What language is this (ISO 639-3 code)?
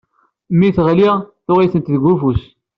kab